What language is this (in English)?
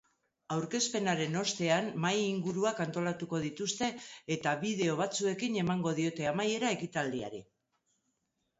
Basque